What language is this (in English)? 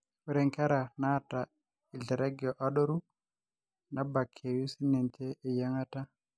Masai